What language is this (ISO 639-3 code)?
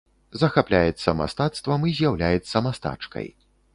bel